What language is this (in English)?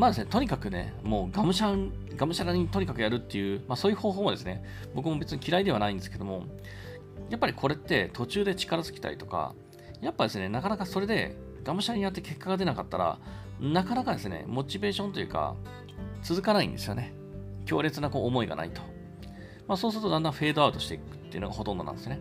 Japanese